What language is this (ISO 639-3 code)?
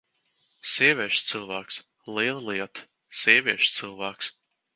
lav